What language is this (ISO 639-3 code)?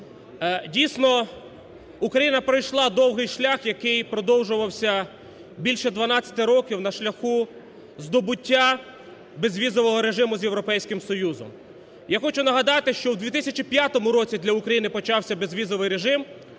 ukr